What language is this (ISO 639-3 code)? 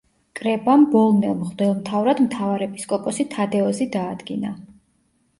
kat